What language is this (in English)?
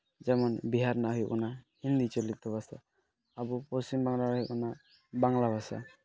Santali